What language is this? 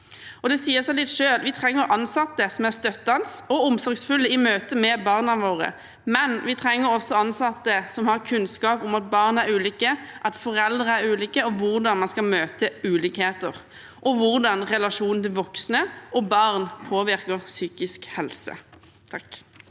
Norwegian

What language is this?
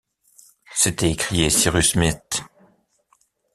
French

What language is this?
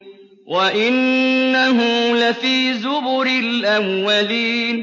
Arabic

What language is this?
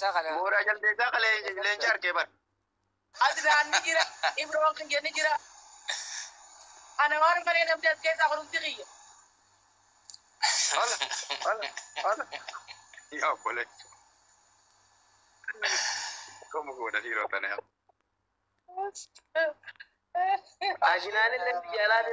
Arabic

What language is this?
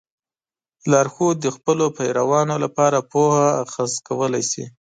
Pashto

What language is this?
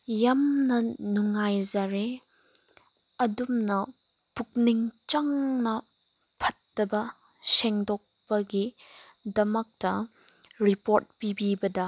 Manipuri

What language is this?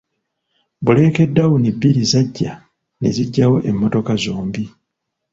Ganda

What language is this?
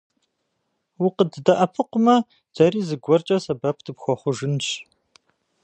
Kabardian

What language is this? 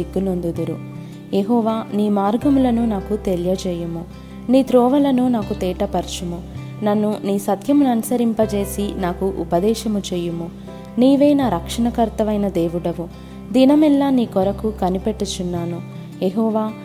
Telugu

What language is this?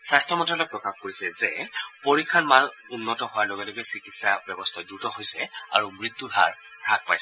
Assamese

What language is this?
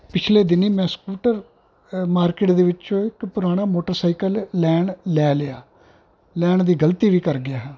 Punjabi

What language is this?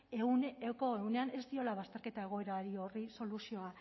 Basque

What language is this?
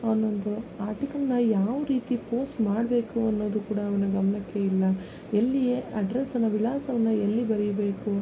Kannada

